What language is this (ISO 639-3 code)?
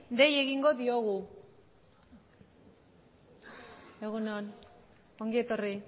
eus